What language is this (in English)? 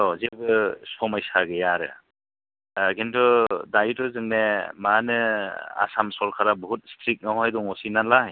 Bodo